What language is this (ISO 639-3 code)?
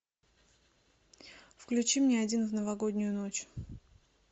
rus